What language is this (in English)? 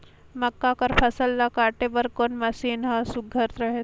Chhattisgarhi